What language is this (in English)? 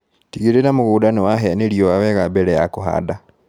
Kikuyu